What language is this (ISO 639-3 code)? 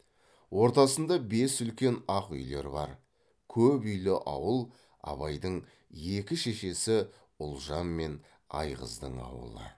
kaz